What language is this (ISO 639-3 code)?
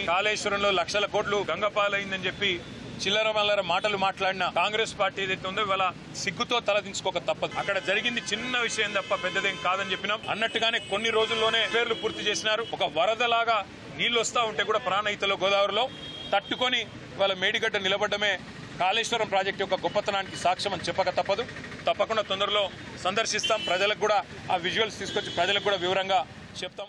tel